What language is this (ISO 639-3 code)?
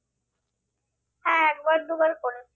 ben